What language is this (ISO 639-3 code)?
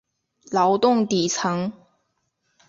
zho